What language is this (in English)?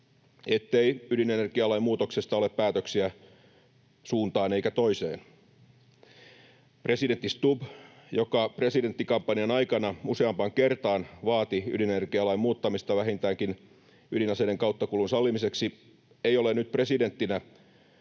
Finnish